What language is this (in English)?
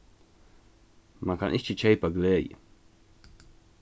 Faroese